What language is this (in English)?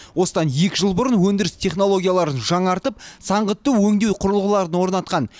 Kazakh